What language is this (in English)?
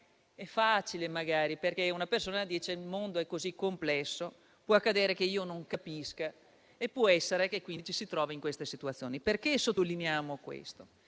Italian